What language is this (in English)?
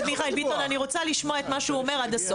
Hebrew